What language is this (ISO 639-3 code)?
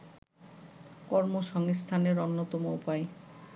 ben